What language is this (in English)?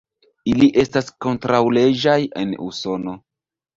Esperanto